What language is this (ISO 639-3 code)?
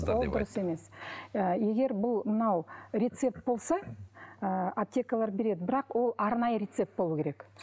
kaz